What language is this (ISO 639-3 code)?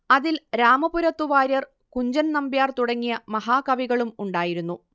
mal